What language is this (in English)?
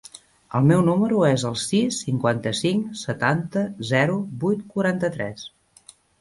Catalan